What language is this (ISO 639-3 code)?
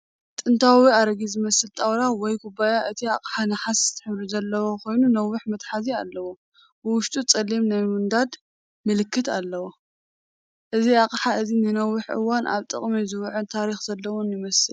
tir